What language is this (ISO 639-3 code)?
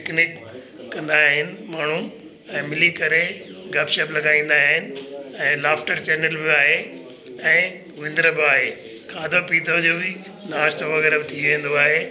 snd